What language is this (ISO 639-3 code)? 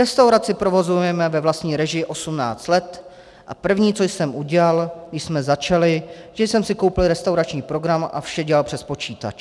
ces